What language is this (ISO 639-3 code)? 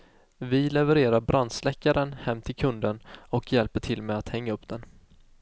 swe